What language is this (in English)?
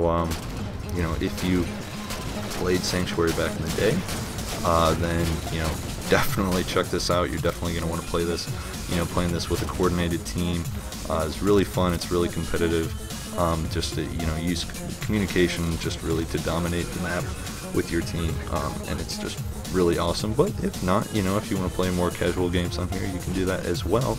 English